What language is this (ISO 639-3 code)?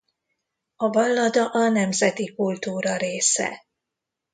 hun